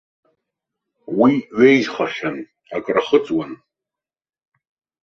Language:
Abkhazian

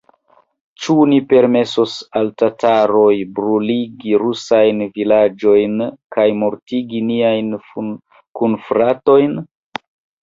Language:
Esperanto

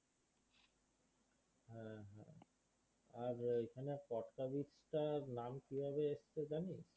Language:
Bangla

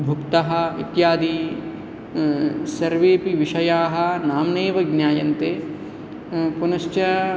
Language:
Sanskrit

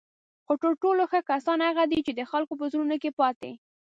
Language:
Pashto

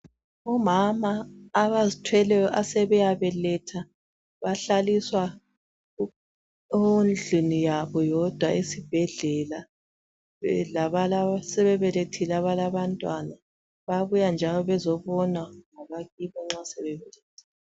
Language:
North Ndebele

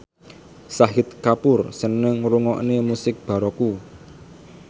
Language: Javanese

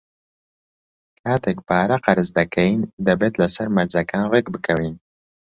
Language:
Central Kurdish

